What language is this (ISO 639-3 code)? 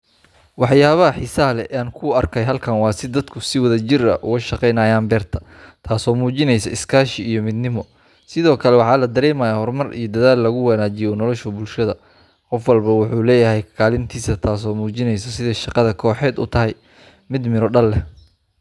som